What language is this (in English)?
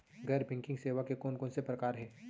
Chhattisgarhi